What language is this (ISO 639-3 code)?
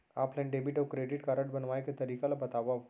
hne